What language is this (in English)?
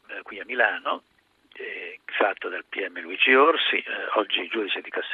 Italian